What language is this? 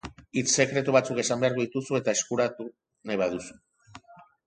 Basque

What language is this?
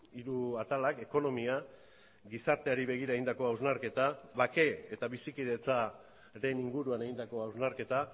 Basque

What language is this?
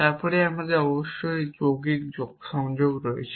Bangla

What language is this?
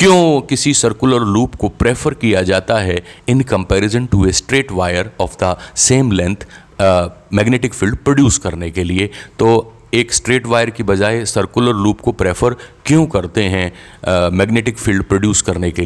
Hindi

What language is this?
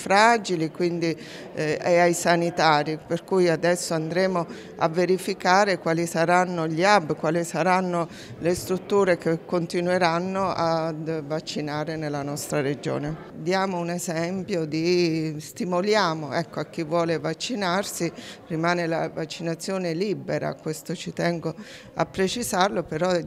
Italian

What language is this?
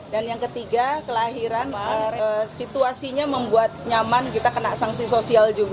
Indonesian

